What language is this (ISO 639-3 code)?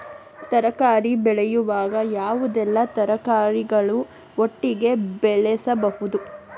kan